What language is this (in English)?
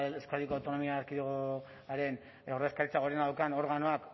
Basque